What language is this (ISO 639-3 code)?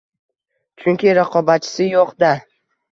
uzb